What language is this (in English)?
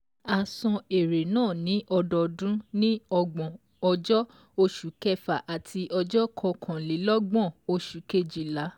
Yoruba